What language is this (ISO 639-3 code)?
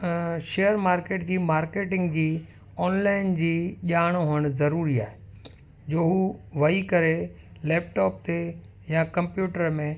snd